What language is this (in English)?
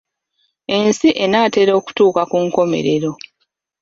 Ganda